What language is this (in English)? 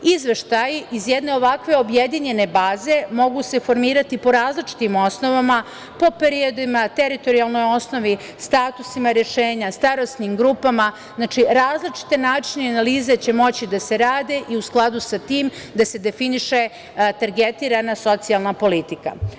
Serbian